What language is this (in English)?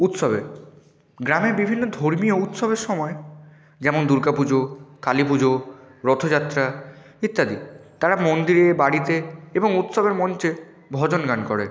Bangla